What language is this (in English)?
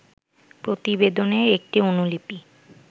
Bangla